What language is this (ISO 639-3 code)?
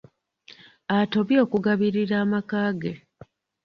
lug